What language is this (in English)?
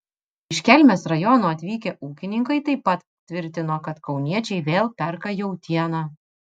Lithuanian